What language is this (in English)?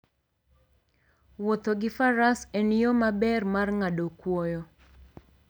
Luo (Kenya and Tanzania)